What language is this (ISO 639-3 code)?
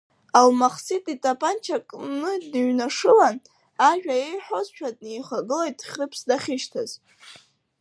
abk